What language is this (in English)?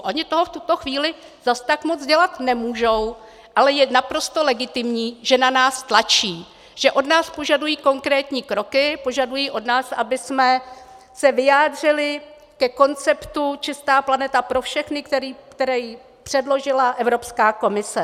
Czech